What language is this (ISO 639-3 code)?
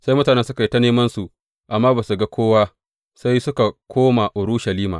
hau